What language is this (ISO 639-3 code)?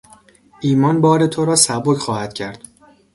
fas